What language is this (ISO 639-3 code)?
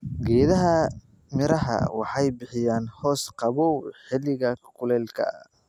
som